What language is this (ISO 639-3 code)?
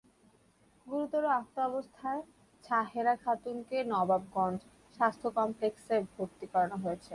ben